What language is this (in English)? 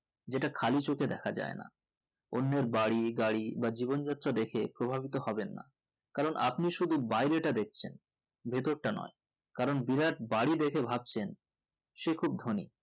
Bangla